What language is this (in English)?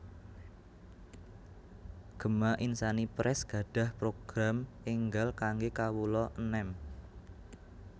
Javanese